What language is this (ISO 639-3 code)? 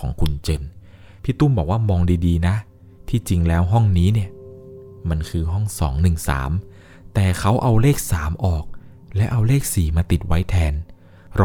tha